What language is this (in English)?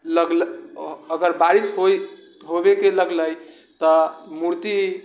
Maithili